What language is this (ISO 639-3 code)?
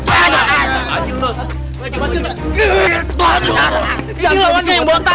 ind